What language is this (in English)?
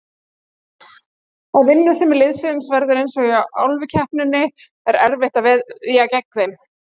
Icelandic